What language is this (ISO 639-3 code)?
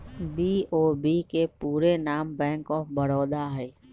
mag